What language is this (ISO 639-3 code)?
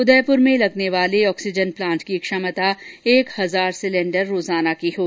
hin